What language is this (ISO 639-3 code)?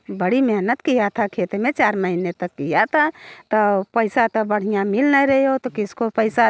hin